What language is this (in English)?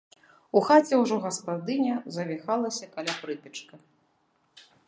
Belarusian